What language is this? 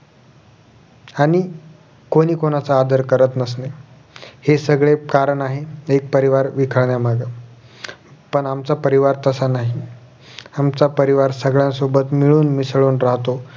Marathi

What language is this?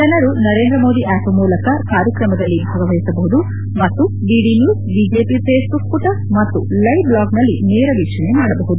Kannada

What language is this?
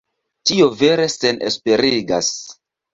Esperanto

